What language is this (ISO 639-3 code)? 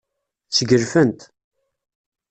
kab